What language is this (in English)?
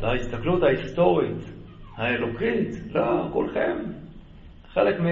Hebrew